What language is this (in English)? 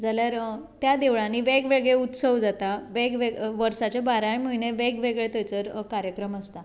Konkani